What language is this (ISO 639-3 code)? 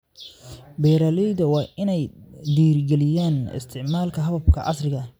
som